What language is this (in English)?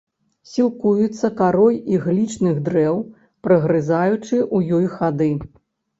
Belarusian